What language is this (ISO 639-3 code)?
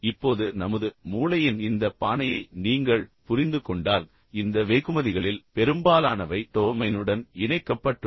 tam